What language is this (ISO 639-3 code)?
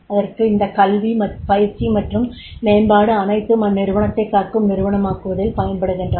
tam